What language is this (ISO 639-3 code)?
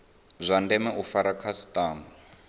ven